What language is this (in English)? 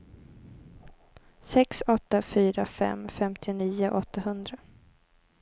Swedish